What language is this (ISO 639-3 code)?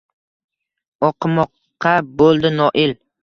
uzb